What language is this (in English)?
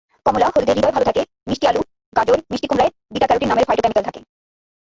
Bangla